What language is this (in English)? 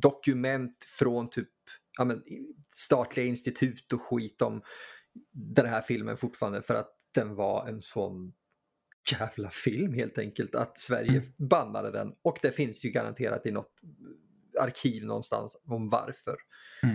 Swedish